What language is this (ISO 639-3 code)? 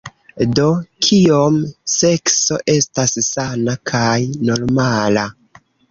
epo